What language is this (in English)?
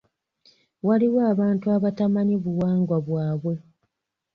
Ganda